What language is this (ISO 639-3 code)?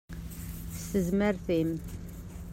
kab